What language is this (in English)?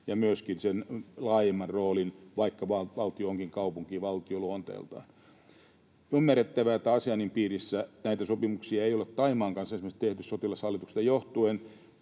Finnish